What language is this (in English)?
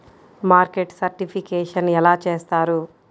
Telugu